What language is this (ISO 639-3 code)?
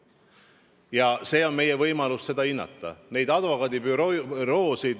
est